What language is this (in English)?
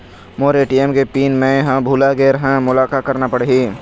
Chhattisgarhi